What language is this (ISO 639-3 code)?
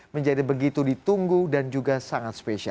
ind